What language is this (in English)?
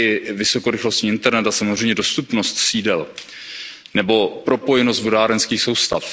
Czech